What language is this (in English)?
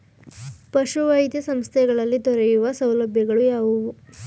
Kannada